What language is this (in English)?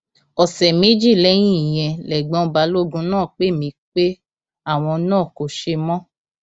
Yoruba